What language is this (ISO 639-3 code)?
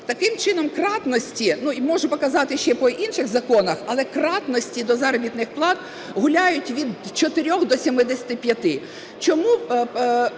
ukr